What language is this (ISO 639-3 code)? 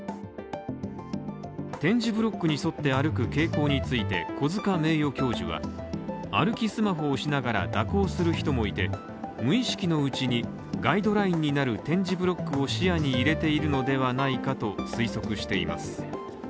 jpn